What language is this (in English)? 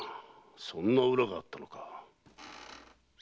Japanese